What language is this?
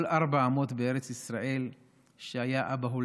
Hebrew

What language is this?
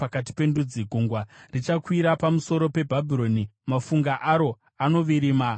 Shona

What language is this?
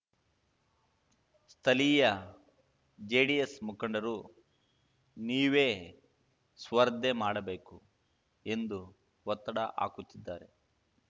Kannada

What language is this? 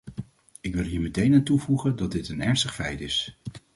Dutch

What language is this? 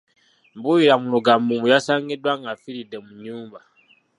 Ganda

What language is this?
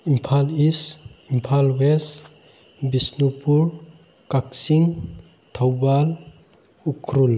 Manipuri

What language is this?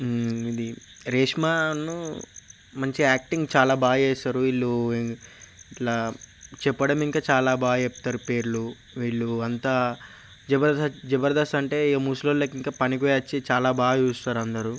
Telugu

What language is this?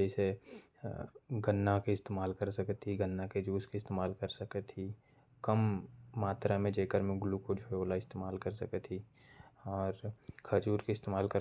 Korwa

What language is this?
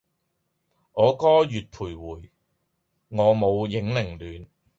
Cantonese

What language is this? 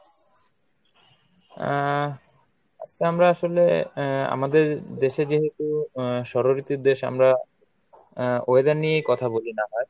Bangla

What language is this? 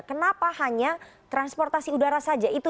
Indonesian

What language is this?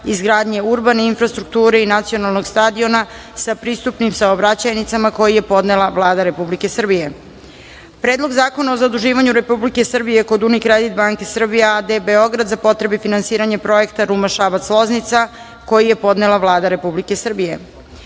Serbian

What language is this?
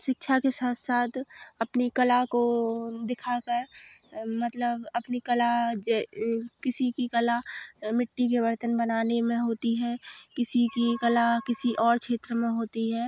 Hindi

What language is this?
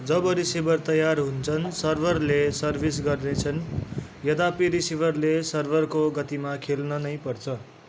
Nepali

